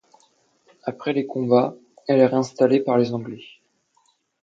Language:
French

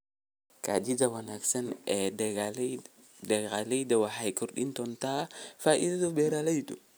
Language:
Somali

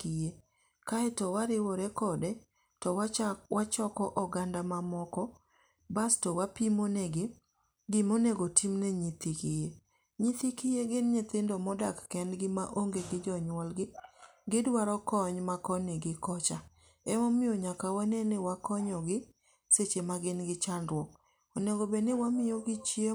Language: Luo (Kenya and Tanzania)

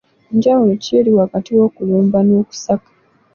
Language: Ganda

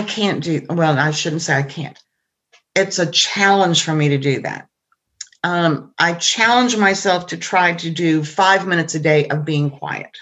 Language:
English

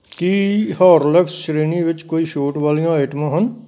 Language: Punjabi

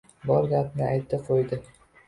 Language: Uzbek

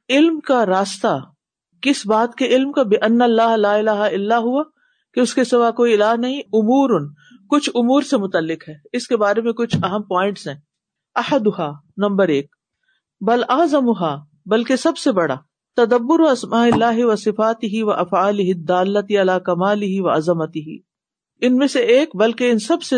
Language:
Urdu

